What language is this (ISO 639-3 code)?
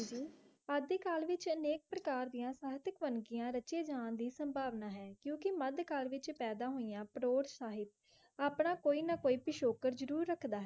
pan